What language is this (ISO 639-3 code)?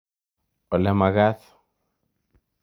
kln